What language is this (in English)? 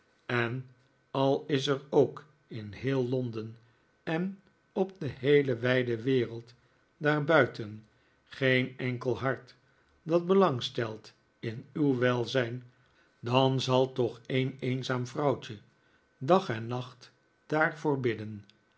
Dutch